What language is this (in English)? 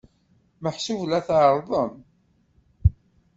Kabyle